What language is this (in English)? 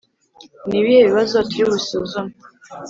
Kinyarwanda